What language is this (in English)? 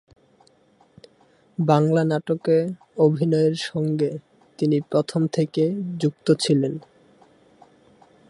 Bangla